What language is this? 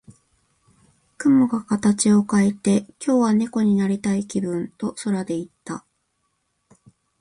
Japanese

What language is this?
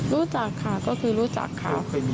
Thai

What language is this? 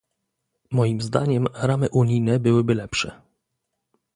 Polish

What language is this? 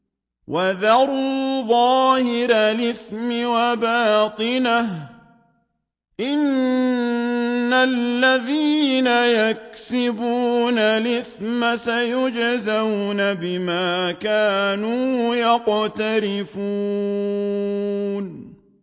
Arabic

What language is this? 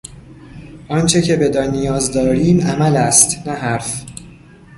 Persian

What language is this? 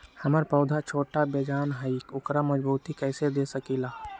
Magahi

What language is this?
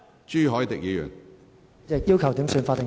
Cantonese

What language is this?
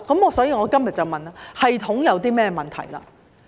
Cantonese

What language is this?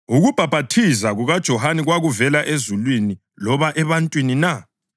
North Ndebele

